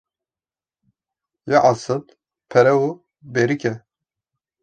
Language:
Kurdish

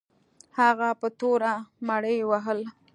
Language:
Pashto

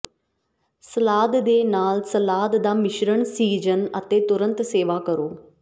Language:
Punjabi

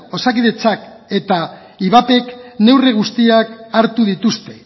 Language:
Basque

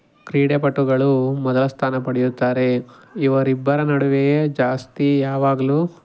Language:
Kannada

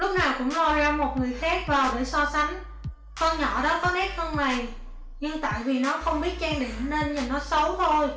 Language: Vietnamese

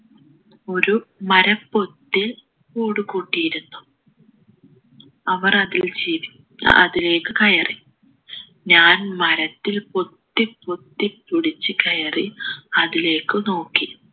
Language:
Malayalam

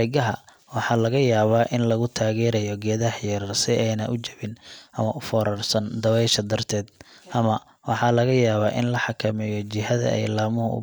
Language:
Somali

